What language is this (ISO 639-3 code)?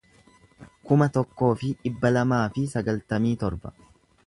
orm